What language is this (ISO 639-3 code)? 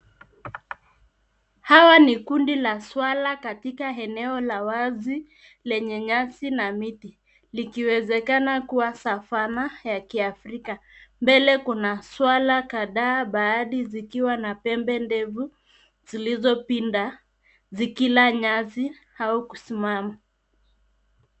swa